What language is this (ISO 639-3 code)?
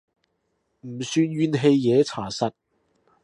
yue